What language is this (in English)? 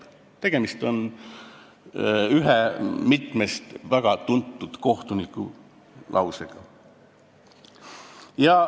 Estonian